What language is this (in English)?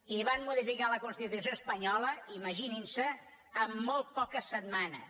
Catalan